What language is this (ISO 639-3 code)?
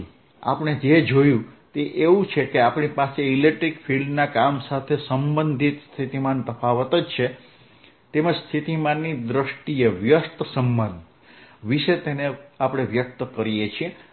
guj